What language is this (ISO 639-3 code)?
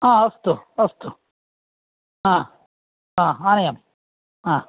san